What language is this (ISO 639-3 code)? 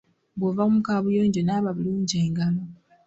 lug